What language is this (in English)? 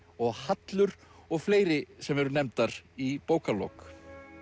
Icelandic